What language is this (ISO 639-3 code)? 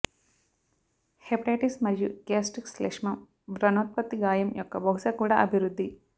tel